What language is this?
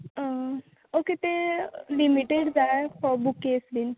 Konkani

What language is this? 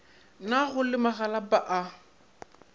Northern Sotho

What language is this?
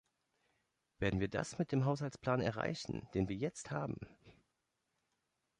German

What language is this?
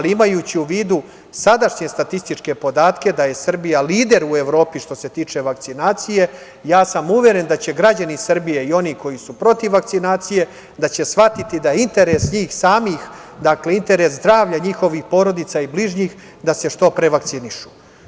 Serbian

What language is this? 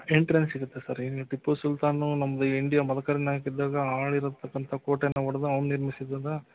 Kannada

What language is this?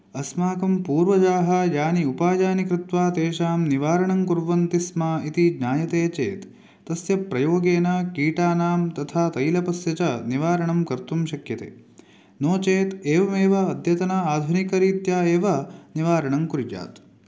Sanskrit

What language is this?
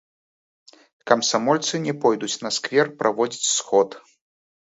Belarusian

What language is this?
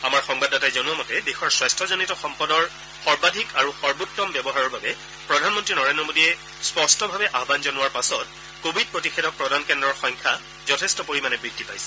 Assamese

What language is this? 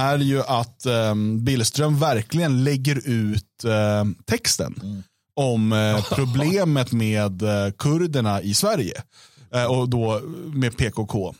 Swedish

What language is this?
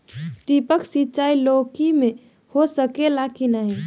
Bhojpuri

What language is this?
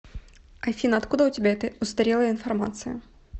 Russian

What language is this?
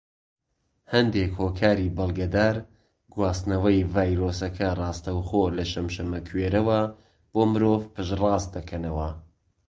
Central Kurdish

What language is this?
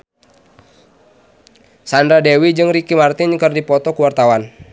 Sundanese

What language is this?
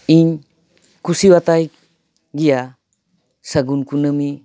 Santali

